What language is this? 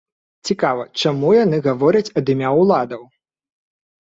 Belarusian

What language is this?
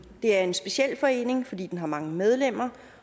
Danish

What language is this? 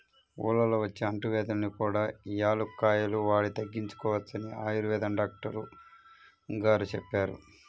Telugu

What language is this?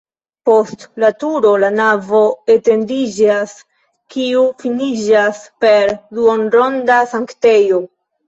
Esperanto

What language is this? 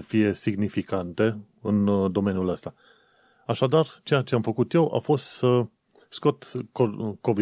Romanian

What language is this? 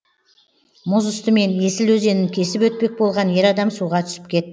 Kazakh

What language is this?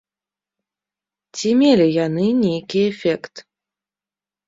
Belarusian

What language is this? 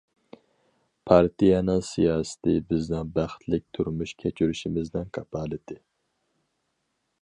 Uyghur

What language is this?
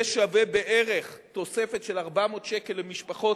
Hebrew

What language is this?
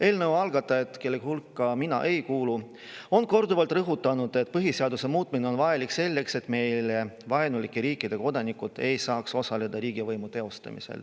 Estonian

